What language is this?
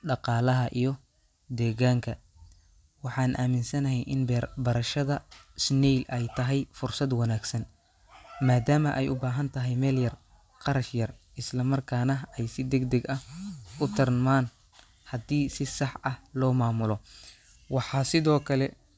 Somali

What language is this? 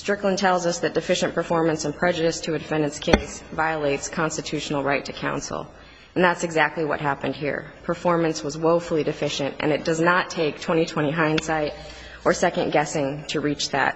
English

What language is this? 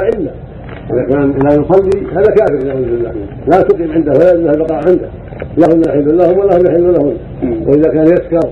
Arabic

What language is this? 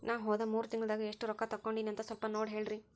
Kannada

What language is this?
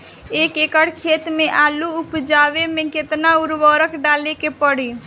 Bhojpuri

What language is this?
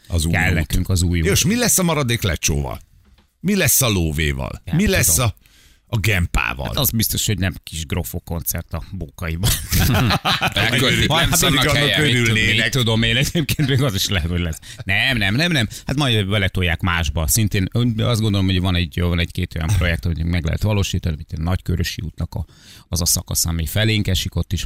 Hungarian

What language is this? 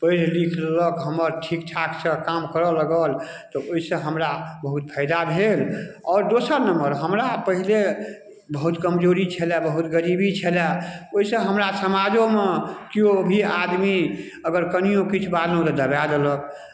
Maithili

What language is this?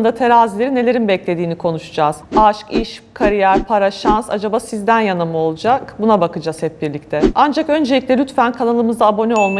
Turkish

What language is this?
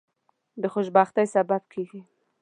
Pashto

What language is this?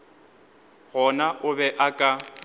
Northern Sotho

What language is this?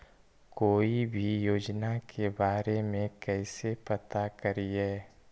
Magahi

